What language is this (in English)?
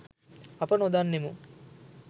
Sinhala